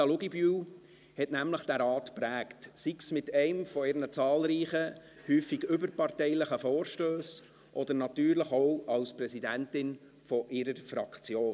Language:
Swiss German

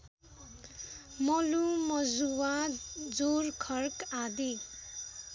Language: Nepali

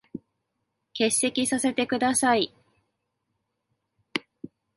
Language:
Japanese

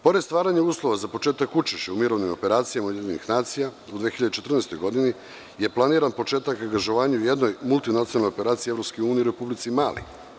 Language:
Serbian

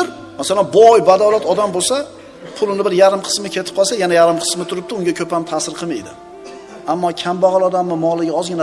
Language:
Turkish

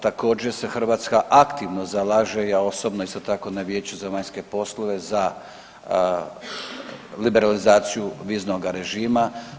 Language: Croatian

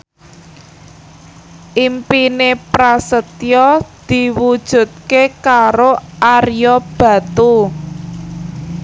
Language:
Javanese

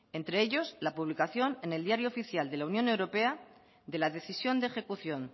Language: Spanish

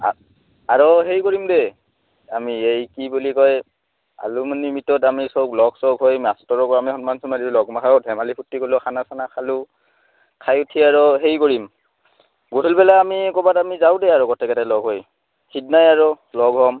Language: Assamese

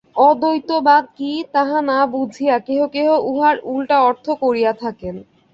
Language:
Bangla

